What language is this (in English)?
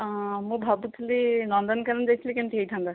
Odia